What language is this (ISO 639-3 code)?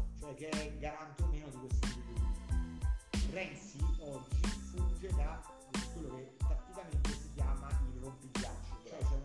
ita